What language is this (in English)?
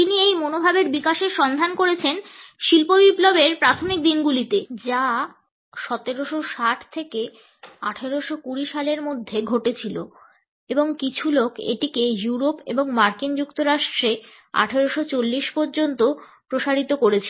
Bangla